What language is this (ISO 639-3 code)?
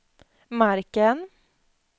swe